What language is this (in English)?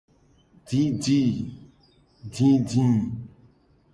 Gen